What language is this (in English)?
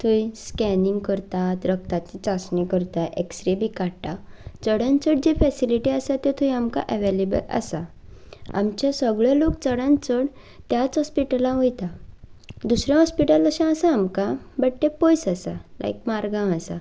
Konkani